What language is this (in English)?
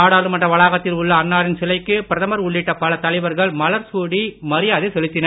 Tamil